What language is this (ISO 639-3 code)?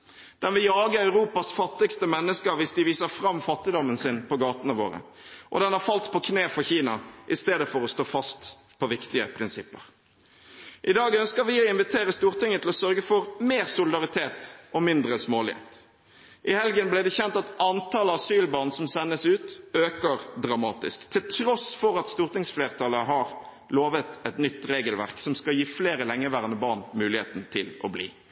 nob